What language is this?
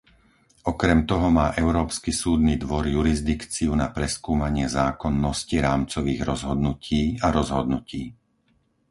Slovak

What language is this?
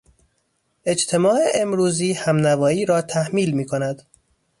Persian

